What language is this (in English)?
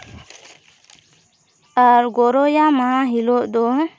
Santali